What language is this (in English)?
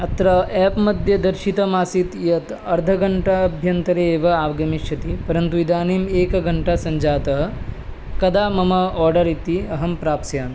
Sanskrit